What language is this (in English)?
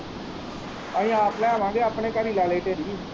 Punjabi